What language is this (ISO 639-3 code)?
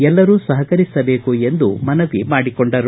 kan